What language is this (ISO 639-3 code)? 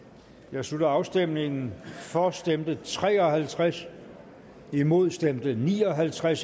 dan